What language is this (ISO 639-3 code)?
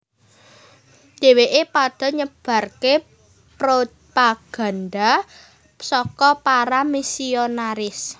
jav